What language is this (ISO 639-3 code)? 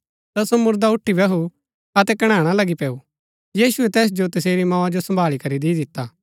gbk